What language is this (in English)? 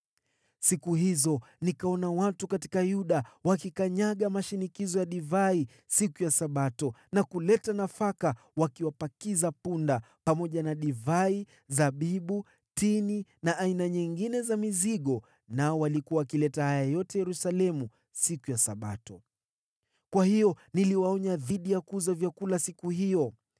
Swahili